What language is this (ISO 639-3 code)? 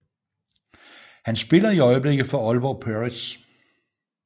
dan